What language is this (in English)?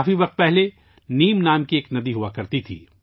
Urdu